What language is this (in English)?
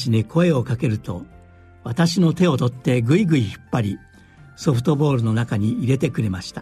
Japanese